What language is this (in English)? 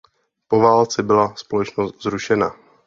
Czech